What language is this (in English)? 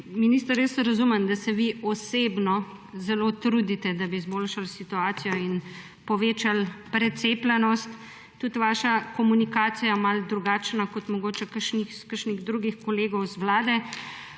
Slovenian